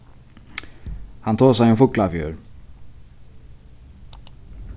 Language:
Faroese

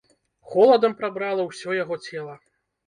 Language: Belarusian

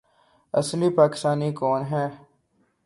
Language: Urdu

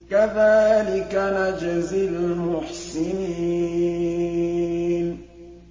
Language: Arabic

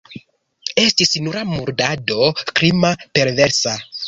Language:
Esperanto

